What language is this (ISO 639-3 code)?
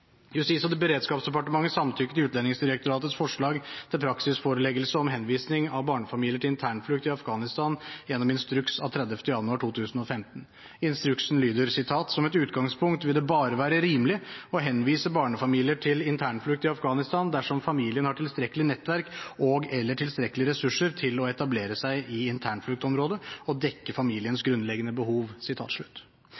nob